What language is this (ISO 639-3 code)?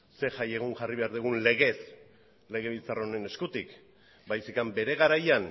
eus